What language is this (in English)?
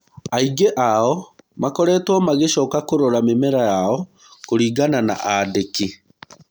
Kikuyu